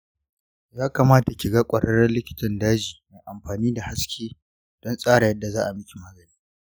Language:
Hausa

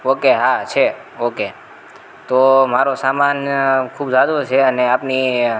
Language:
Gujarati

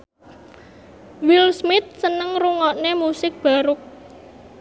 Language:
Javanese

